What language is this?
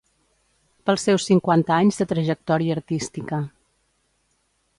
Catalan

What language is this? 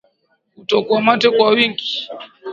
Swahili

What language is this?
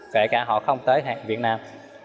Vietnamese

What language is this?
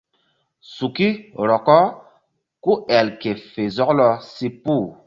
Mbum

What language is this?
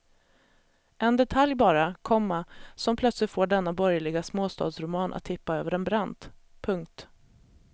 Swedish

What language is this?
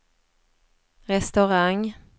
Swedish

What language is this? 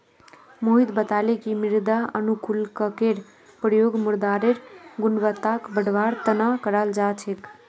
Magahi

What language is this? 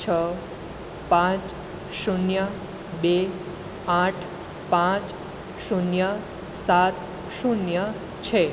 Gujarati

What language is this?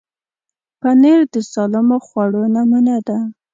Pashto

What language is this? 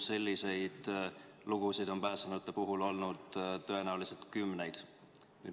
Estonian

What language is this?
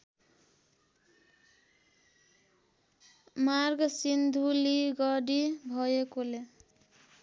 Nepali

